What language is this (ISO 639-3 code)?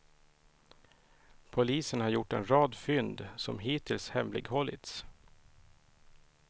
swe